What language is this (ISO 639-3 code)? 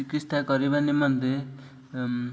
ori